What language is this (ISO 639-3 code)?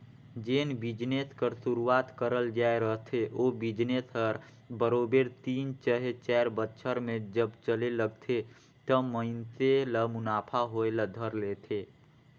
hne